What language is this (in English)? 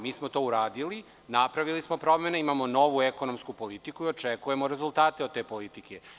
Serbian